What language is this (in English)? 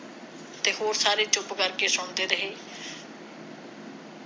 Punjabi